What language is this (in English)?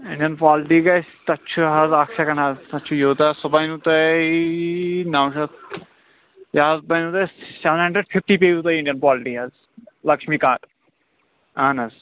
Kashmiri